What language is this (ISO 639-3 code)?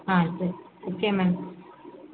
tam